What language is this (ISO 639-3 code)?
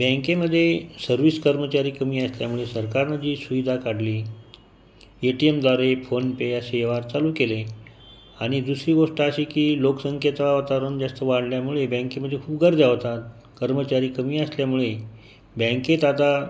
mar